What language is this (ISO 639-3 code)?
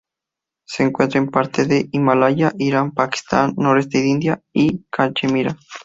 spa